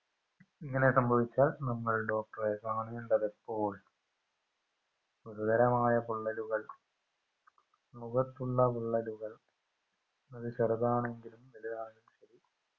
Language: Malayalam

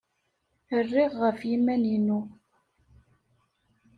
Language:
Kabyle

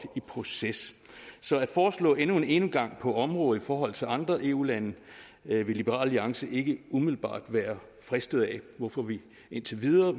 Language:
Danish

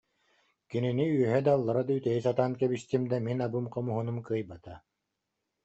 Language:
Yakut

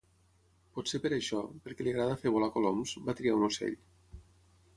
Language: Catalan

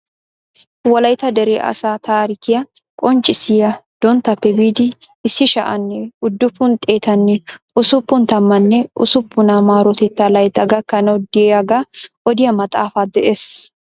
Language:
Wolaytta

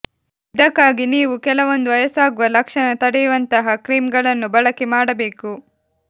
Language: Kannada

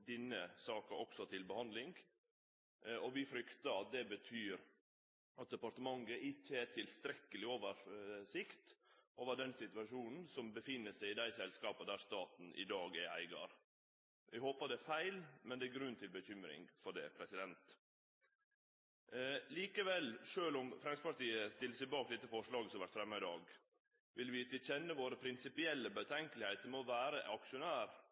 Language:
Norwegian Nynorsk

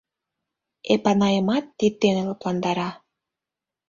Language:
Mari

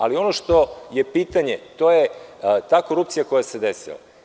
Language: Serbian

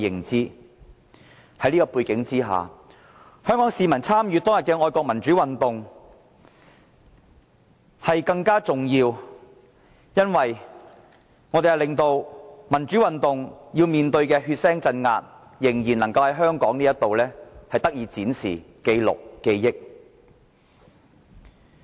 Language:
Cantonese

